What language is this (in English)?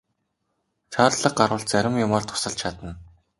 Mongolian